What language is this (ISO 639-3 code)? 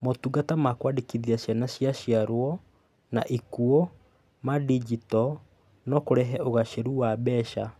kik